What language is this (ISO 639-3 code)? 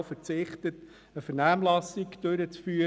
gsw